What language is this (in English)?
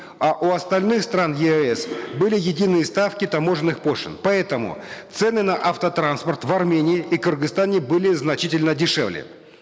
Kazakh